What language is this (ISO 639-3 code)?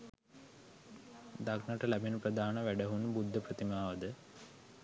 sin